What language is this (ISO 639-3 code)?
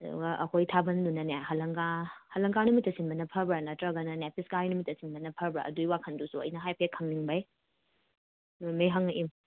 mni